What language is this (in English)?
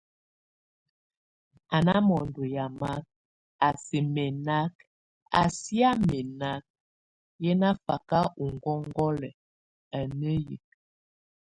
Tunen